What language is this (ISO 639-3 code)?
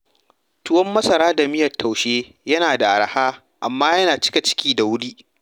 hau